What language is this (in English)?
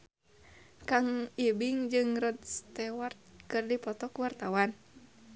Sundanese